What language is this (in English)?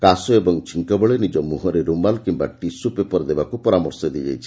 Odia